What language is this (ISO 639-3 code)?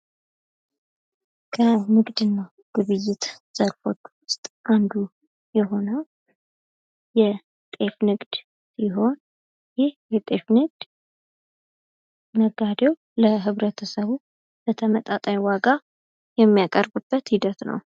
amh